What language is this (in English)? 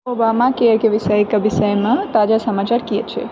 Maithili